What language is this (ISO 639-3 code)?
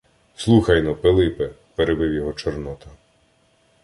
ukr